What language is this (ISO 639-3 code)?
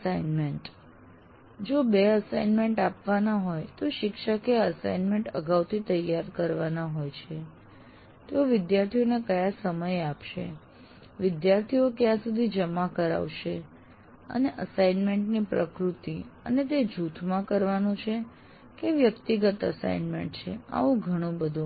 guj